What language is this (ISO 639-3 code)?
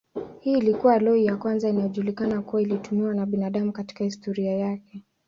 swa